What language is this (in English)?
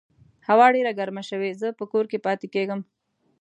Pashto